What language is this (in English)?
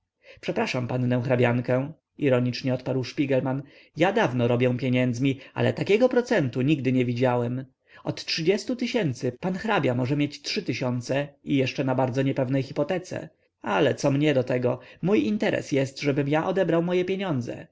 Polish